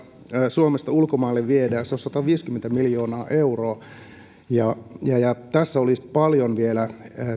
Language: Finnish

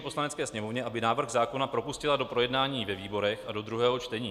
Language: Czech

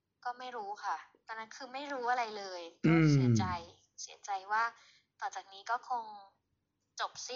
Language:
Thai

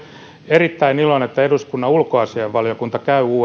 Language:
Finnish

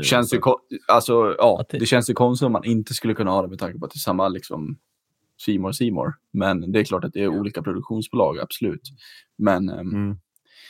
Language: Swedish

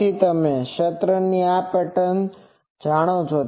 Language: Gujarati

